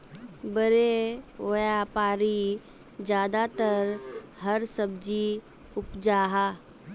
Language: Magahi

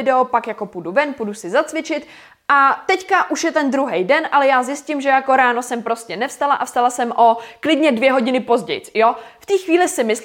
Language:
Czech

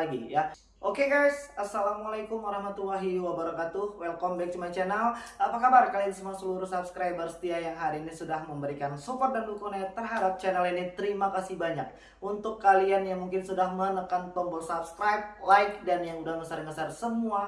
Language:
Indonesian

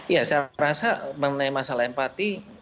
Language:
Indonesian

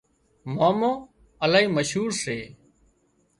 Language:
Wadiyara Koli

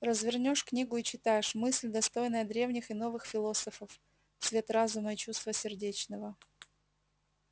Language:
Russian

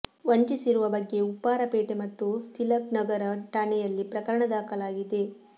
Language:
Kannada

